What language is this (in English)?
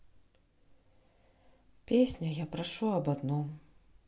Russian